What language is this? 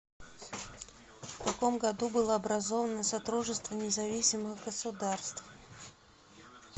Russian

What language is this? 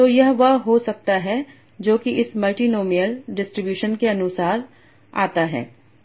Hindi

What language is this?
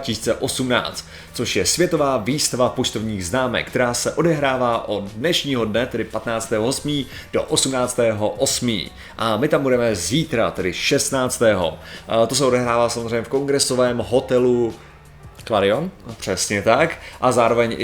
Czech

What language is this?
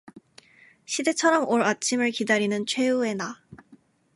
Korean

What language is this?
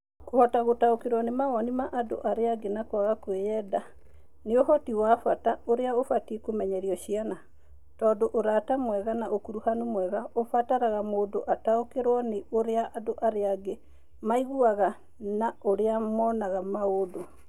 Kikuyu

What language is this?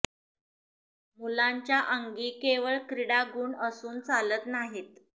Marathi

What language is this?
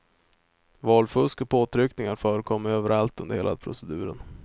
Swedish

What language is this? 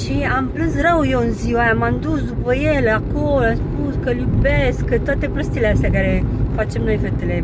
Romanian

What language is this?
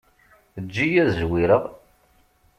Kabyle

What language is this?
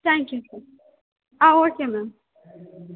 Kannada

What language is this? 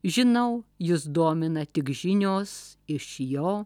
Lithuanian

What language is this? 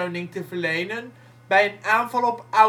Dutch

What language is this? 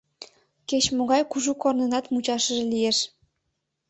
Mari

